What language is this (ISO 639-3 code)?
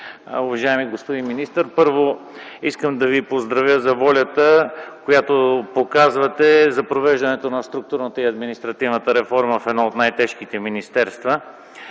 bul